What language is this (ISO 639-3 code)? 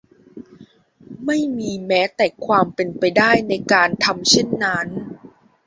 tha